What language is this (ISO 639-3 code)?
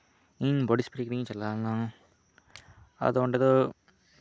sat